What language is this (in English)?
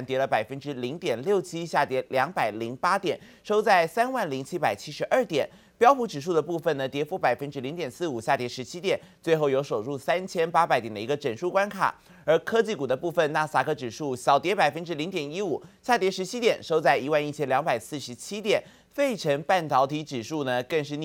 Chinese